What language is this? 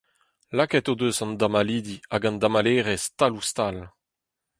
Breton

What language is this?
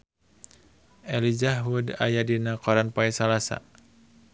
Sundanese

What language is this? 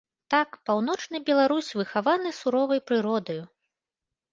Belarusian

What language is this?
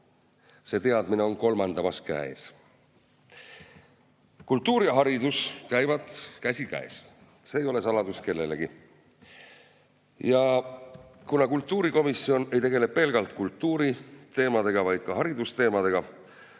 Estonian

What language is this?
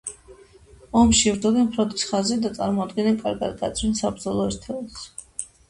Georgian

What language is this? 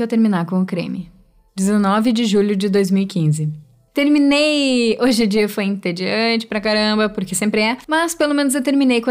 Portuguese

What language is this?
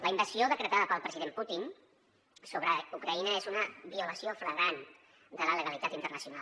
Catalan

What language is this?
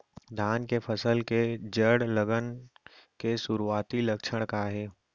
Chhattisgarhi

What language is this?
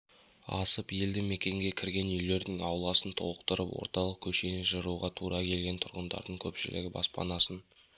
Kazakh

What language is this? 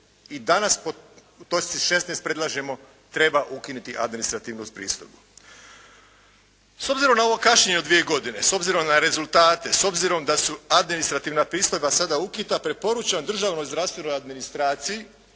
Croatian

